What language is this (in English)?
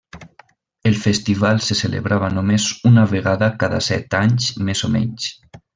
Catalan